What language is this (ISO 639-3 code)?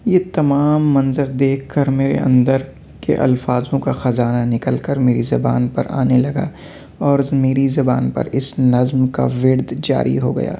urd